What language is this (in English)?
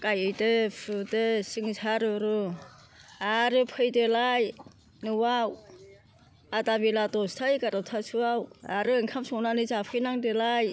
Bodo